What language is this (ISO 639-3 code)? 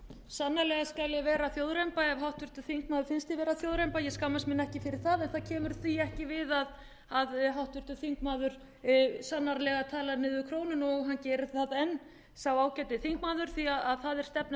isl